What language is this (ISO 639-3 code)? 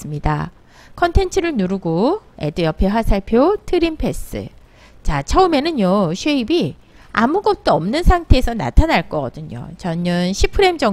kor